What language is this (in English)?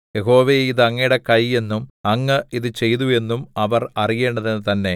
Malayalam